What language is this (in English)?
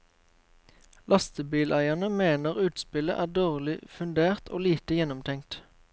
Norwegian